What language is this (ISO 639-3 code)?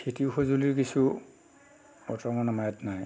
asm